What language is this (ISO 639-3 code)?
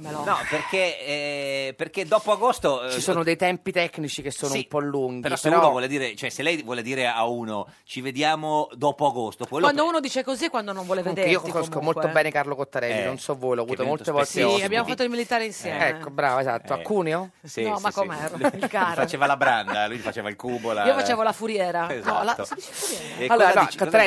ita